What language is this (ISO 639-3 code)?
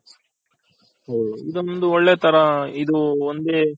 kan